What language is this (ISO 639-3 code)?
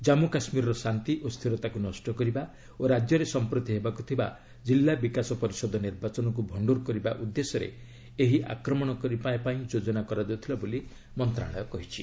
ori